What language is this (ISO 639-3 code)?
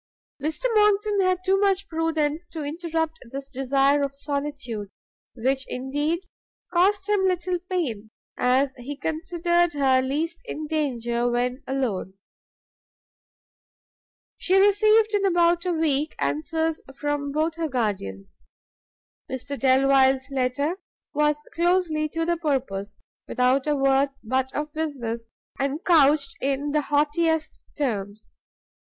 eng